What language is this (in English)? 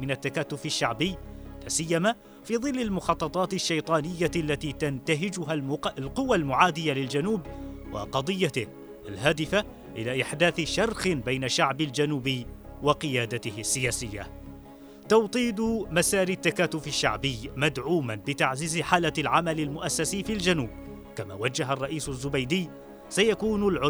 Arabic